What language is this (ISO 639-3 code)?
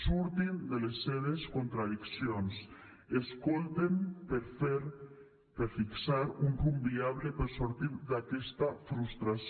cat